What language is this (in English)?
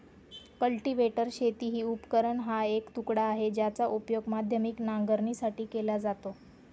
Marathi